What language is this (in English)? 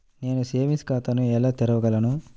Telugu